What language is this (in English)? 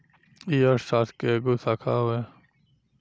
Bhojpuri